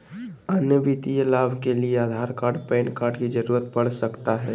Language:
Magahi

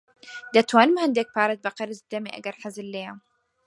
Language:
Central Kurdish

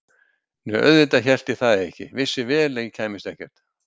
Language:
Icelandic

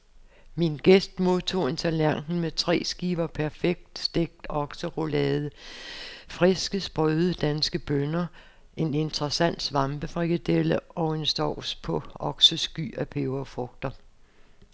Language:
Danish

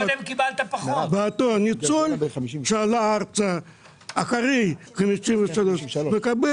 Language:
Hebrew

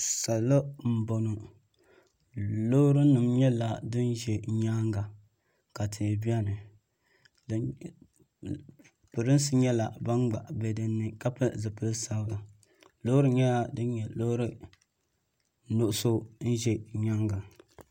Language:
Dagbani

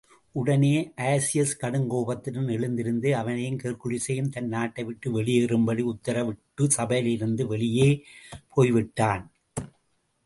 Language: Tamil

